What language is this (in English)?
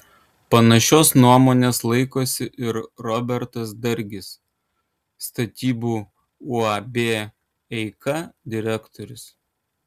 Lithuanian